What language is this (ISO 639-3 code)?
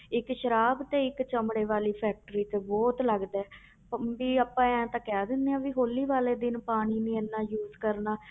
pan